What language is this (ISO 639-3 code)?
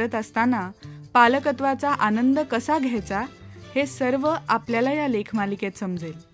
mar